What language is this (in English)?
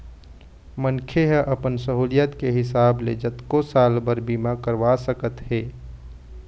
Chhattisgarhi